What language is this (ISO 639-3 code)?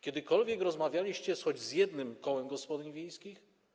pol